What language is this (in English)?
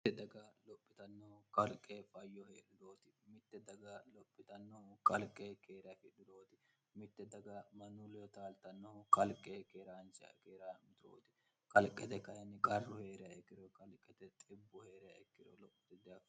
Sidamo